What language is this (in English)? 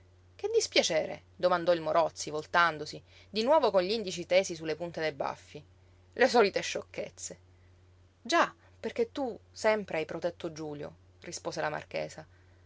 Italian